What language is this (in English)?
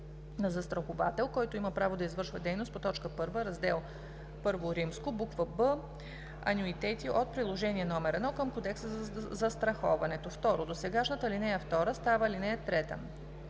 Bulgarian